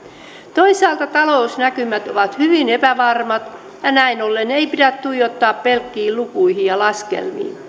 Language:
Finnish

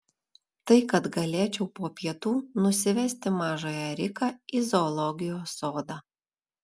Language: Lithuanian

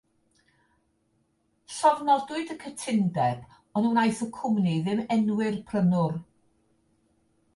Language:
Welsh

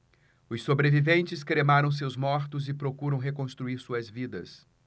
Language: Portuguese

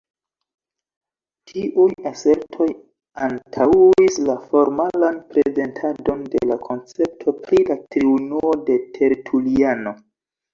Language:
Esperanto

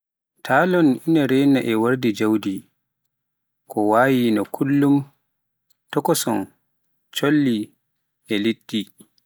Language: Pular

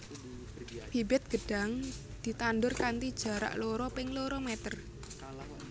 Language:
Javanese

